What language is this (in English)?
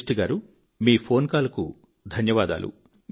Telugu